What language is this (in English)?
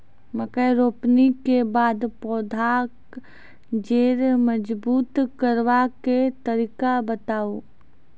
Maithili